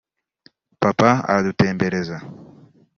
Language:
Kinyarwanda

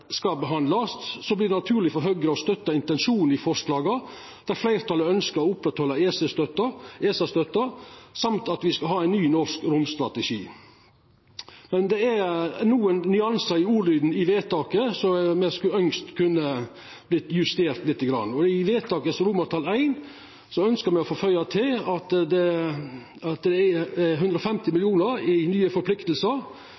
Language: Norwegian Nynorsk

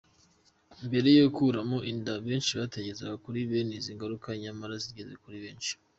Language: Kinyarwanda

